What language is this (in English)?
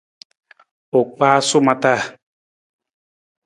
Nawdm